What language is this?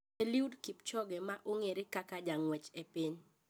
Luo (Kenya and Tanzania)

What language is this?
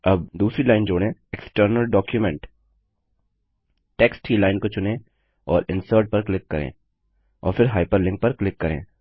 Hindi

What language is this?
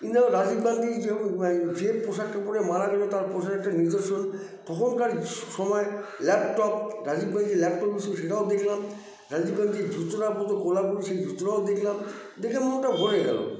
Bangla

